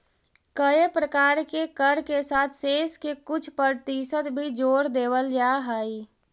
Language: Magahi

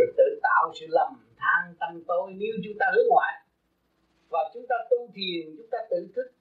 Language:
Vietnamese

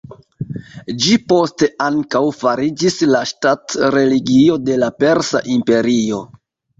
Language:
Esperanto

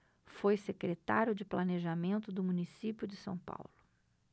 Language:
Portuguese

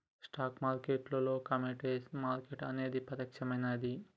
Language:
Telugu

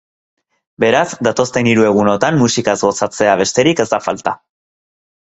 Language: Basque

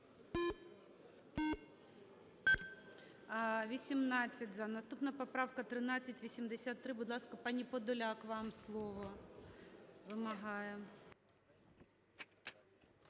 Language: Ukrainian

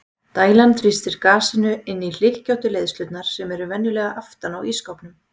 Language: Icelandic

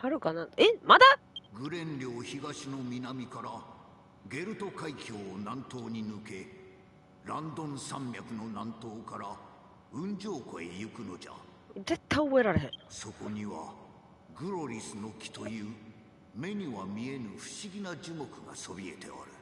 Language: Japanese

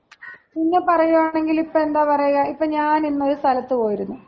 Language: Malayalam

